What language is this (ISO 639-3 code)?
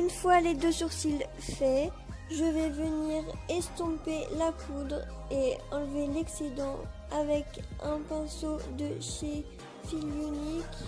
fra